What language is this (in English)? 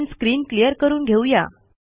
Marathi